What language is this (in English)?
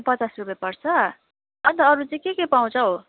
Nepali